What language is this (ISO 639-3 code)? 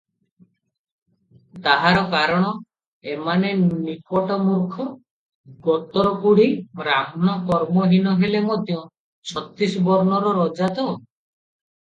ori